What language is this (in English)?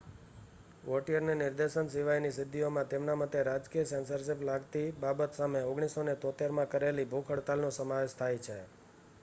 Gujarati